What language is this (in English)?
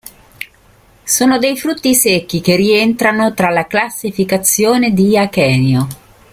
Italian